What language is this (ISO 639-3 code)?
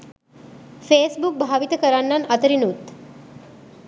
sin